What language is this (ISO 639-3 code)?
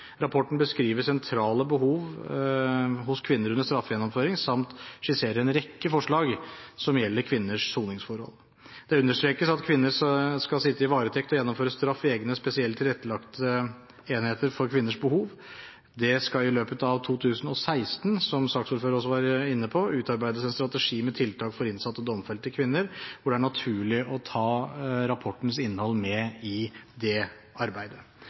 nob